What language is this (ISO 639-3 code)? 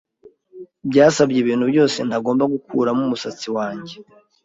kin